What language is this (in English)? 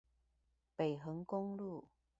Chinese